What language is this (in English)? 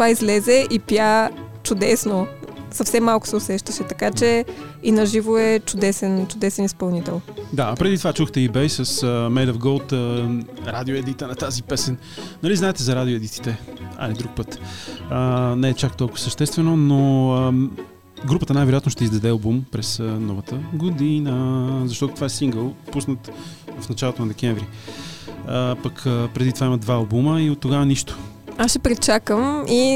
Bulgarian